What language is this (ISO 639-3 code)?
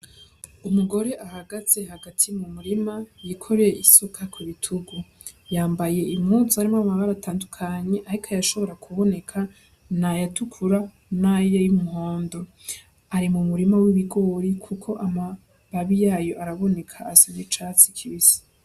run